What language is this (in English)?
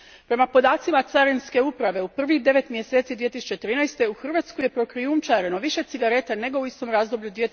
Croatian